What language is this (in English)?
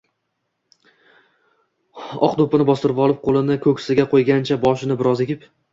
Uzbek